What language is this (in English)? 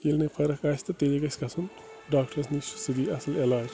Kashmiri